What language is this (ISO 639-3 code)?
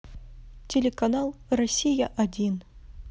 rus